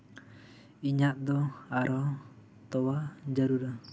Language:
Santali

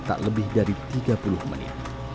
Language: Indonesian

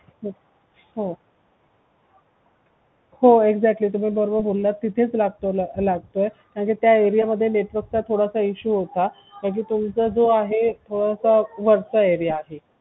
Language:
Marathi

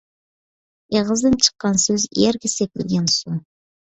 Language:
Uyghur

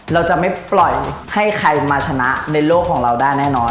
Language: Thai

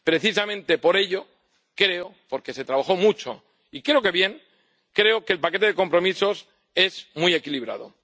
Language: Spanish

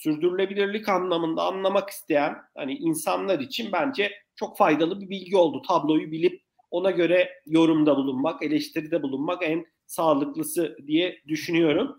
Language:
Turkish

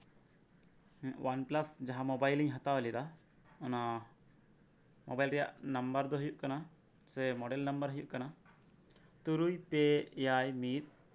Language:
Santali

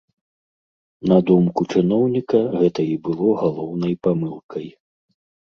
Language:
Belarusian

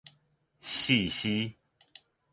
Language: Min Nan Chinese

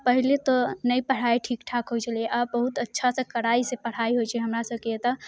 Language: Maithili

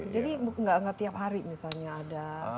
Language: Indonesian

